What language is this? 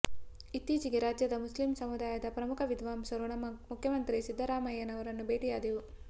Kannada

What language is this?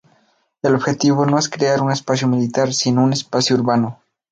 Spanish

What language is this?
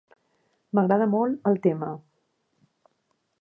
Catalan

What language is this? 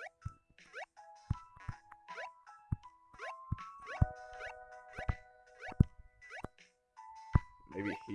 English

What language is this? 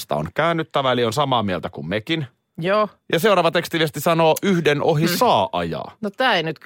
Finnish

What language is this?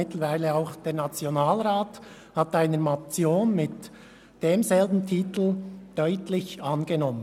Swiss German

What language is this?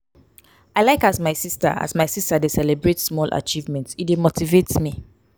Nigerian Pidgin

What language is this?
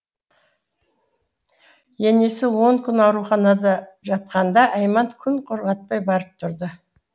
Kazakh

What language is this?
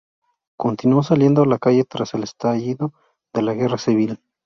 Spanish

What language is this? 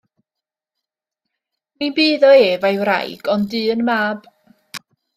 Welsh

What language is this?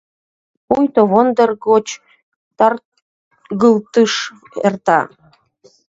Mari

